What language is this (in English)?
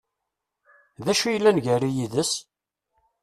Kabyle